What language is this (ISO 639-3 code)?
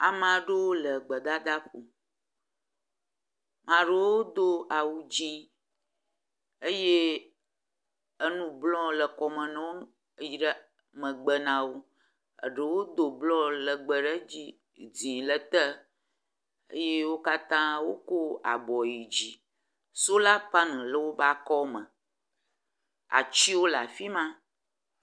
ewe